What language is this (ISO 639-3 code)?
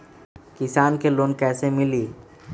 mag